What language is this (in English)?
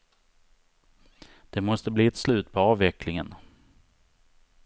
Swedish